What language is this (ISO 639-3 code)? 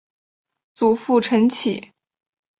zho